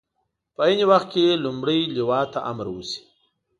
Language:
Pashto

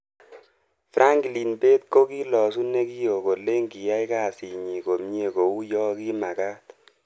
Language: Kalenjin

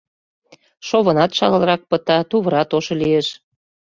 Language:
Mari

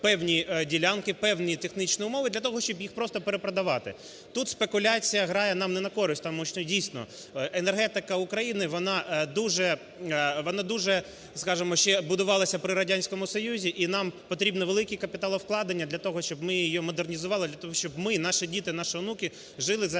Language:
Ukrainian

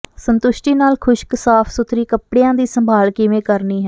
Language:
Punjabi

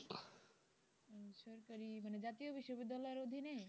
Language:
Bangla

